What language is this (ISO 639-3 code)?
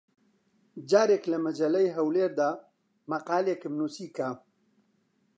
ckb